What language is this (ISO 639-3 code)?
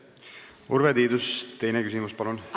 est